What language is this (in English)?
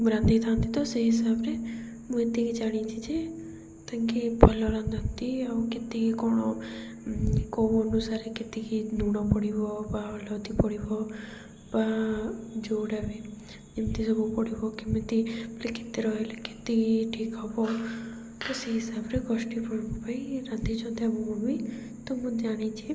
Odia